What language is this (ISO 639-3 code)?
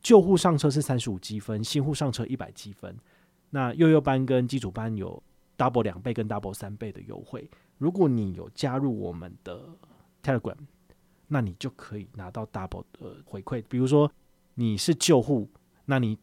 zho